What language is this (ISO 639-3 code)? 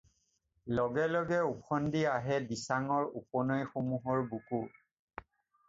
asm